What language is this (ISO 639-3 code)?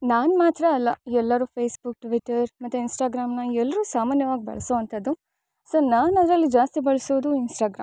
kan